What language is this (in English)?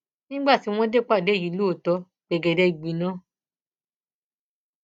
Yoruba